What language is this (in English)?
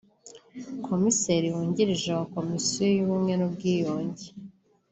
Kinyarwanda